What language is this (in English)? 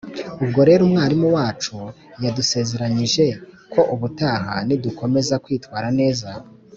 Kinyarwanda